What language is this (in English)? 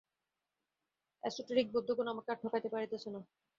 Bangla